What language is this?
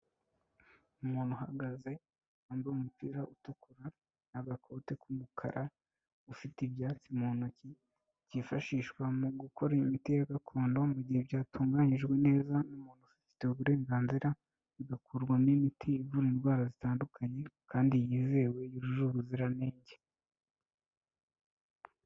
Kinyarwanda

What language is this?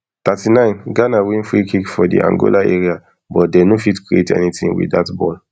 Nigerian Pidgin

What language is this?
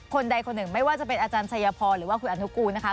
Thai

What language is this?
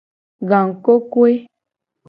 Gen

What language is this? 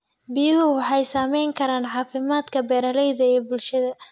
Somali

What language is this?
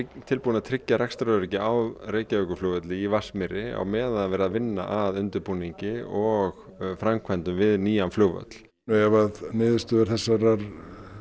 Icelandic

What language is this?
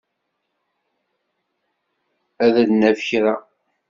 Kabyle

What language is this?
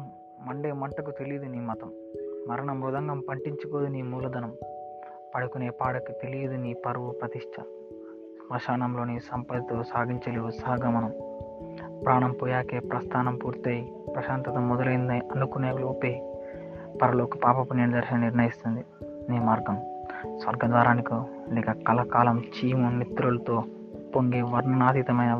Telugu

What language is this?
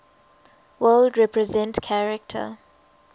English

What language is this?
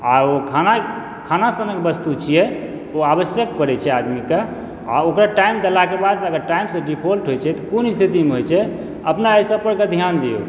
Maithili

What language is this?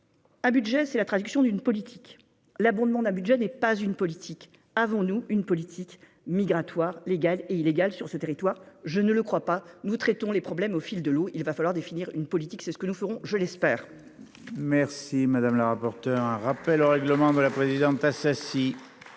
French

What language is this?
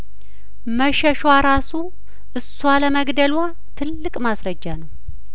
Amharic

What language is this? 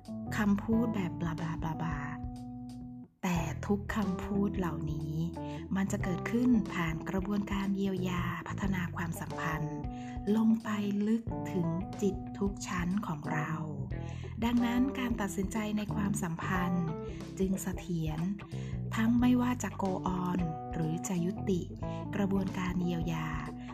Thai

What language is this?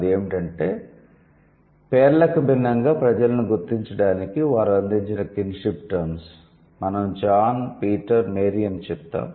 Telugu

